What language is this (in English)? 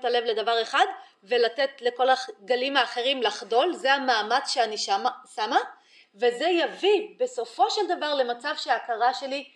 Hebrew